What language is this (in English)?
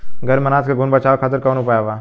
Bhojpuri